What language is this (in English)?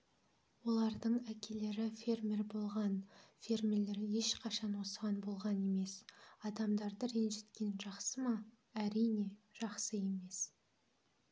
Kazakh